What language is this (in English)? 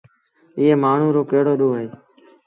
Sindhi Bhil